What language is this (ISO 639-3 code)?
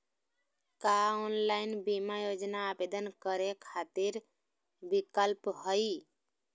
mag